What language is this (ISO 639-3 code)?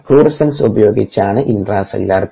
mal